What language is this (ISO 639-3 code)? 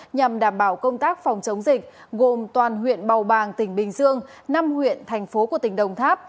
vie